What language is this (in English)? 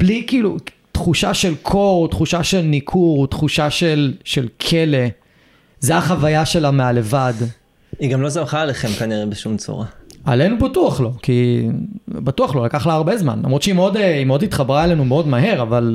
Hebrew